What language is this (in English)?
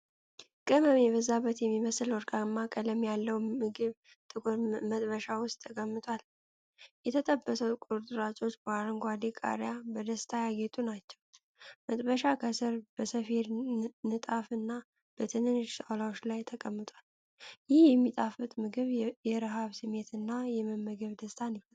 Amharic